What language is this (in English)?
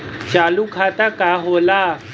Bhojpuri